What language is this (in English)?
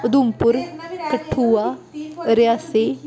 Dogri